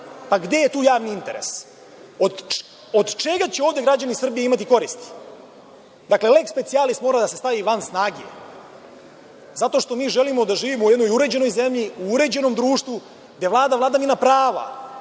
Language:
Serbian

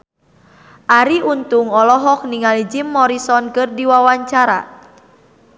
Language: Sundanese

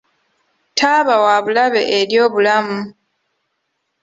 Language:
Ganda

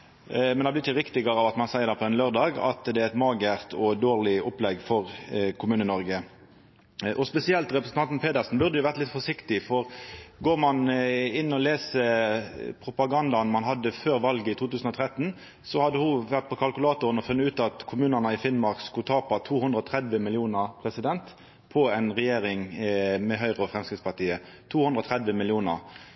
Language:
Norwegian Nynorsk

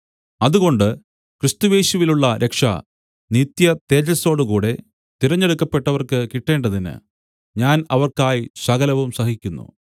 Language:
Malayalam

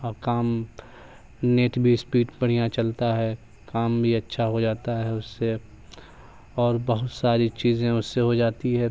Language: Urdu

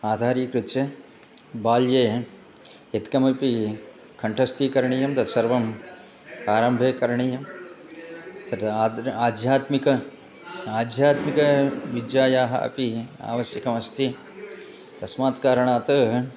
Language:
Sanskrit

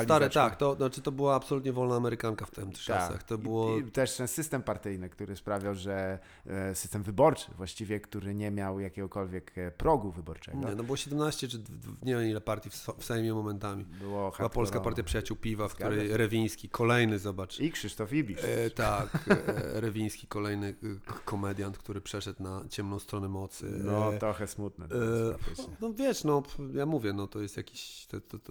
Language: Polish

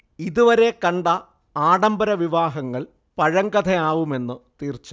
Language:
Malayalam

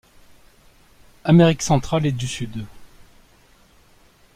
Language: French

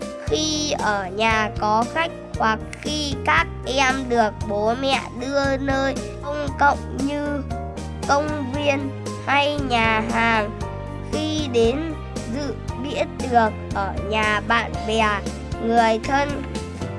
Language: Vietnamese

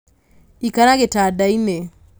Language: Kikuyu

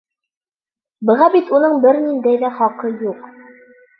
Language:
Bashkir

